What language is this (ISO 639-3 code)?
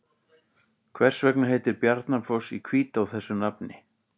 isl